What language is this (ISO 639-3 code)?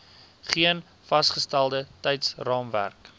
afr